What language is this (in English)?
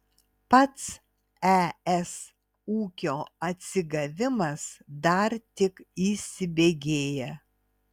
Lithuanian